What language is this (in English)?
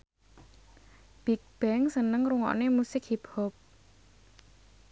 Javanese